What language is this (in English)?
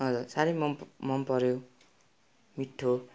Nepali